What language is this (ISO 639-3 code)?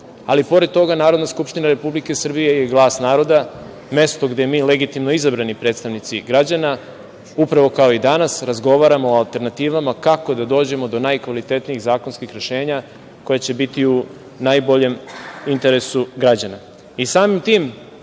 srp